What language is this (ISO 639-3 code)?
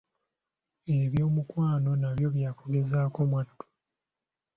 lug